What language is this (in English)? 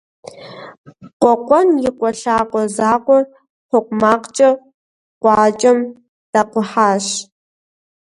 Kabardian